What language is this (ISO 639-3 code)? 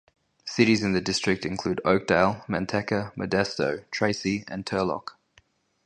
eng